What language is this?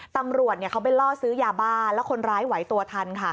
Thai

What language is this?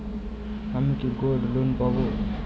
Bangla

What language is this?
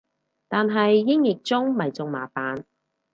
Cantonese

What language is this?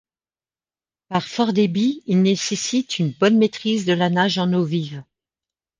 French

